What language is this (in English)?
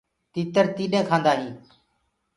Gurgula